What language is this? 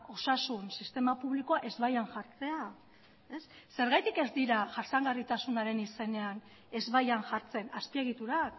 Basque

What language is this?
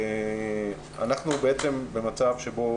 Hebrew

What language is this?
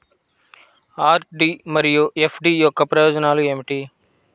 Telugu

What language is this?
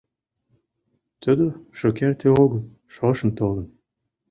Mari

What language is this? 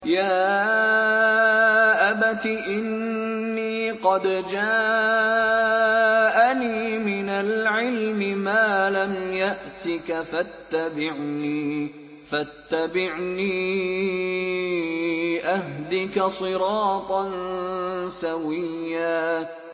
Arabic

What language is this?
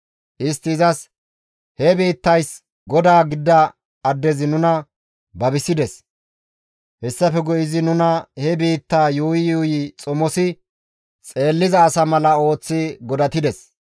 Gamo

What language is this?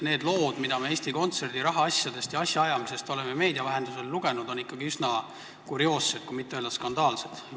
Estonian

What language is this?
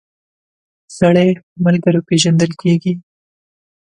Pashto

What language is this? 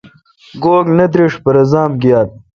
Kalkoti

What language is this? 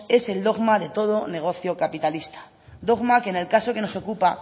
Spanish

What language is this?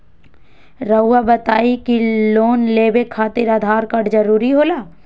Magahi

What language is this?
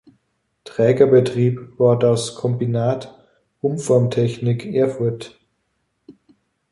German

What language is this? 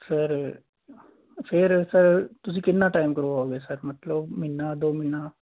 Punjabi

